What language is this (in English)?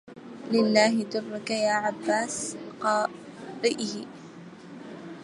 Arabic